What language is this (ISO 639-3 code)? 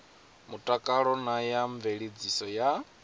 ven